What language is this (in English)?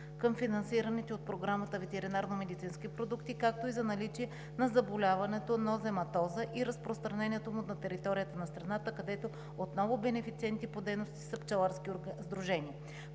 Bulgarian